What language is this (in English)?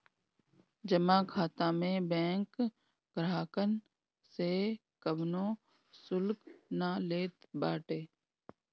Bhojpuri